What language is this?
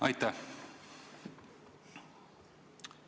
Estonian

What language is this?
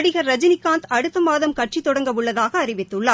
Tamil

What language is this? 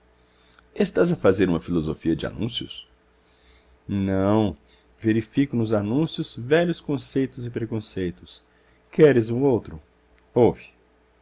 Portuguese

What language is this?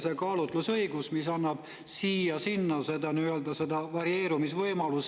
Estonian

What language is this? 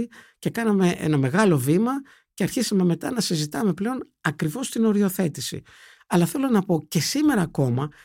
Greek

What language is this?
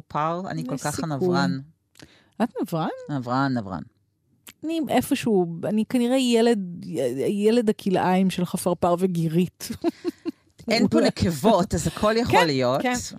Hebrew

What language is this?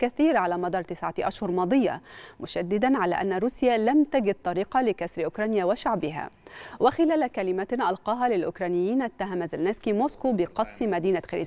Arabic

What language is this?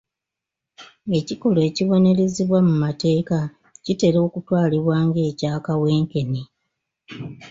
Ganda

